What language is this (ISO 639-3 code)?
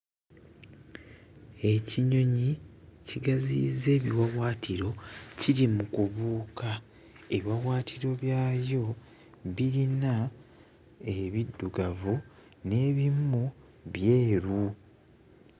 lug